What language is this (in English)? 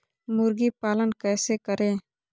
Magahi